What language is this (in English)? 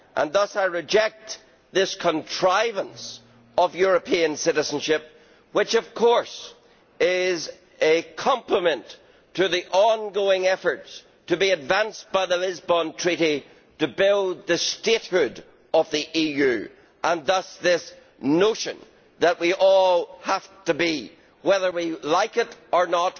English